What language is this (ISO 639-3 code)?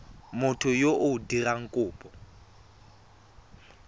tsn